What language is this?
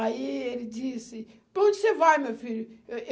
Portuguese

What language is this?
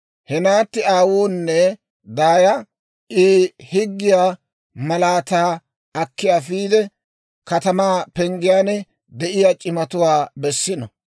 Dawro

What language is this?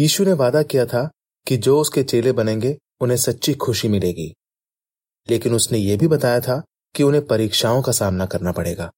Hindi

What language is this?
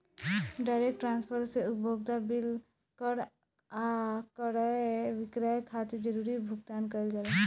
Bhojpuri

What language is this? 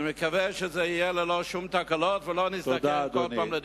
Hebrew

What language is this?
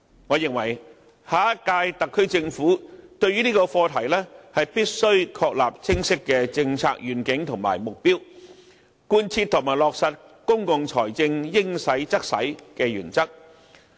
Cantonese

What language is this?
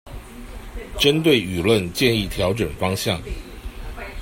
Chinese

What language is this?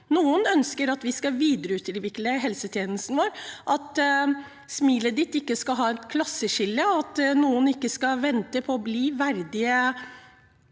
Norwegian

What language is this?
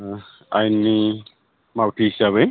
Bodo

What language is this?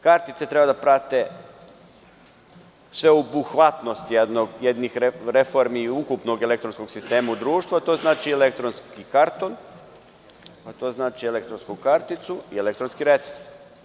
Serbian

